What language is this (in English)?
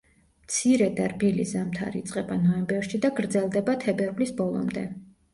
Georgian